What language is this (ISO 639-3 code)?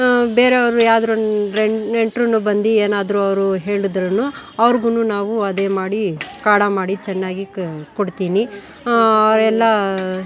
kan